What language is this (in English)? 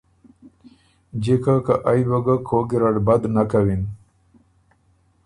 Ormuri